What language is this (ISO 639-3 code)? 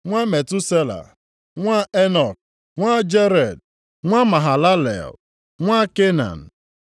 ibo